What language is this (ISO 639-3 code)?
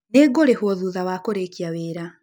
kik